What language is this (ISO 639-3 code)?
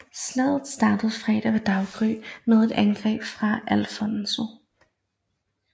dan